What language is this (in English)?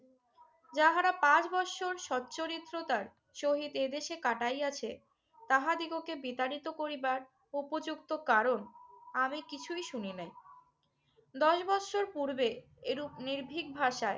Bangla